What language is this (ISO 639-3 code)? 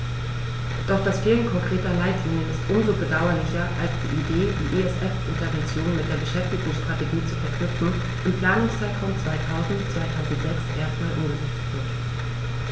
deu